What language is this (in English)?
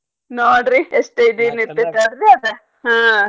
Kannada